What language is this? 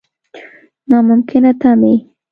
Pashto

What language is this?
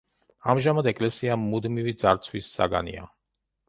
Georgian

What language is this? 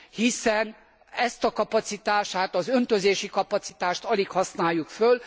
Hungarian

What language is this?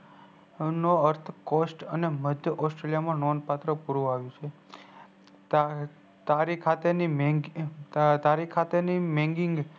Gujarati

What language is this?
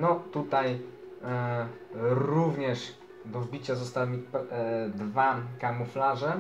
Polish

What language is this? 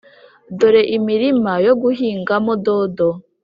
Kinyarwanda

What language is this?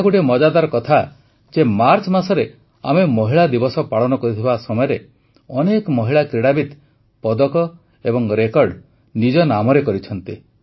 Odia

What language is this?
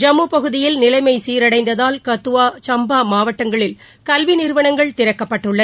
Tamil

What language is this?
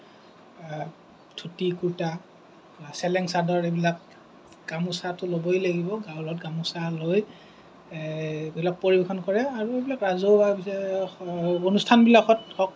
Assamese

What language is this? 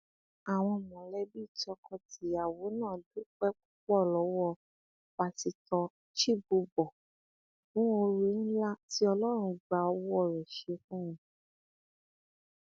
Yoruba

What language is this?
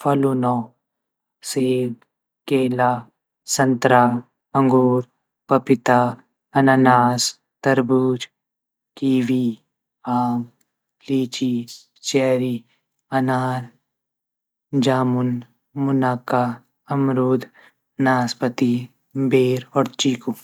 Garhwali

